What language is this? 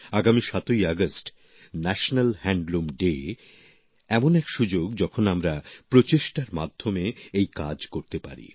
Bangla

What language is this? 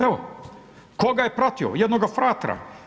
Croatian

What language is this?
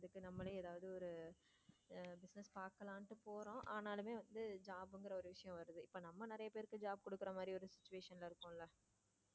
Tamil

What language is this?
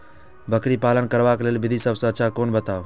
Maithili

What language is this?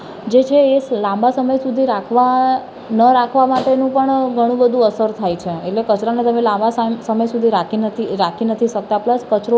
Gujarati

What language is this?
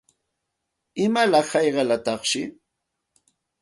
Santa Ana de Tusi Pasco Quechua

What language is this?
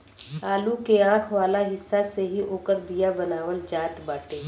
Bhojpuri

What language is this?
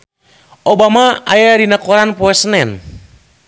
Sundanese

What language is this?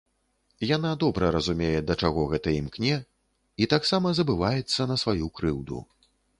Belarusian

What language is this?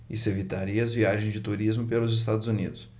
Portuguese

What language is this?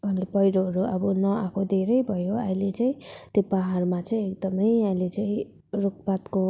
Nepali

